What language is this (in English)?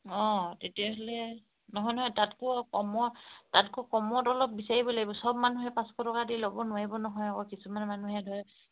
Assamese